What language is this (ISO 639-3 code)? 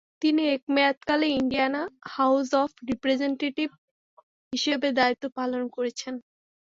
ben